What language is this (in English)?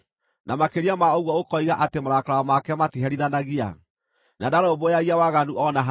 Kikuyu